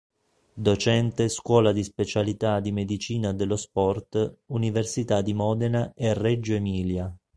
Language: Italian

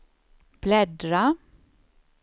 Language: Swedish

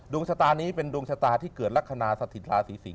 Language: Thai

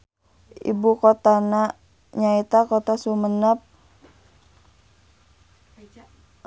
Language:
Sundanese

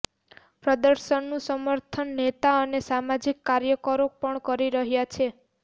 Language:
Gujarati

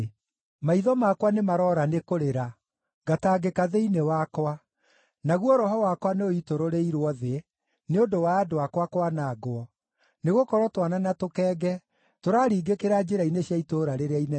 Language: Kikuyu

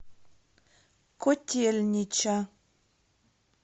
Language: Russian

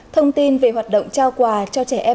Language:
Vietnamese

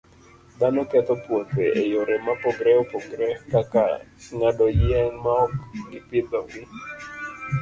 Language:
Luo (Kenya and Tanzania)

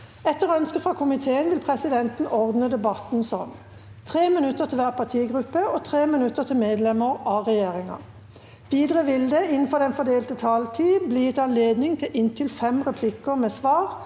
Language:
Norwegian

